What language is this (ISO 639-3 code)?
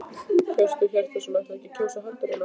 isl